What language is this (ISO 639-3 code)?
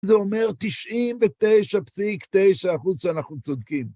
heb